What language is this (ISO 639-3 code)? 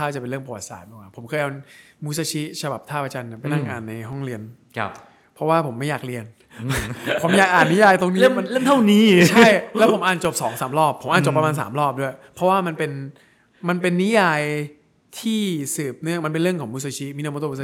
tha